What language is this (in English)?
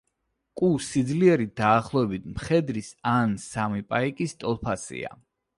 Georgian